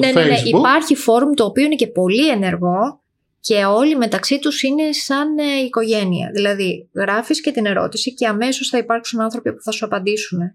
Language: Greek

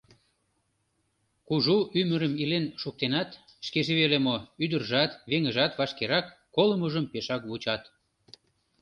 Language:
Mari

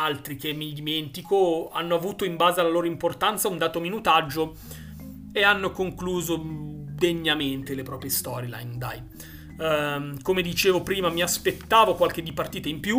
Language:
Italian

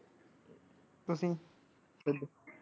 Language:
Punjabi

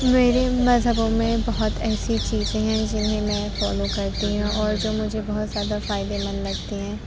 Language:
Urdu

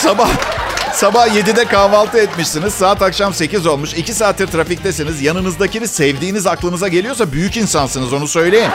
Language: Turkish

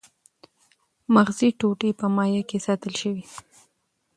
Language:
Pashto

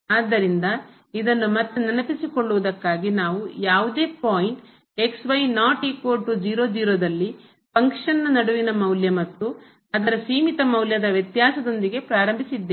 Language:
Kannada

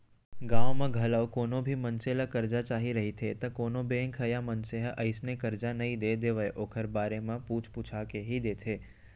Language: Chhattisgarhi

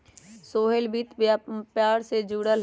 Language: Magahi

